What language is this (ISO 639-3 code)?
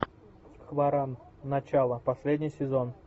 rus